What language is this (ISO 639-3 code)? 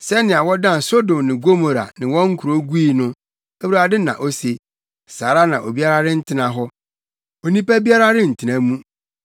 aka